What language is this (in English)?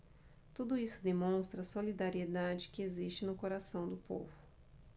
Portuguese